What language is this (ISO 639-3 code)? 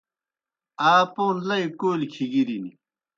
plk